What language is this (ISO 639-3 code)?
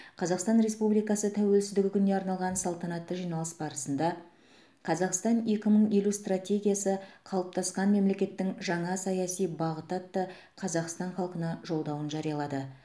kaz